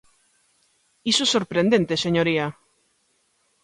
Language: Galician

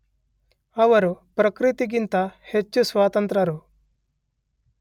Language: Kannada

